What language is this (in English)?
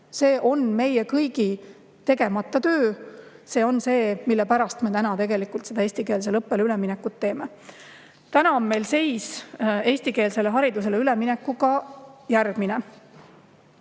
Estonian